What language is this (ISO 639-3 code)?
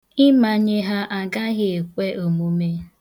ibo